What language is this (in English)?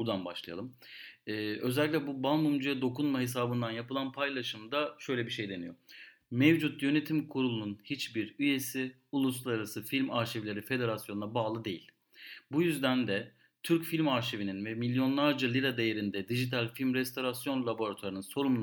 Turkish